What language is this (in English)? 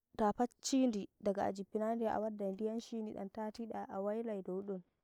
Nigerian Fulfulde